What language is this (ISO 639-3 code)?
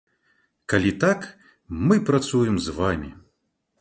bel